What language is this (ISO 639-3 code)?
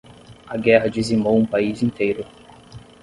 por